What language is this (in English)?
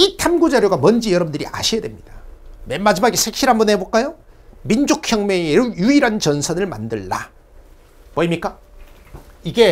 Korean